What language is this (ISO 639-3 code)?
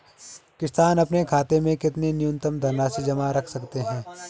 hin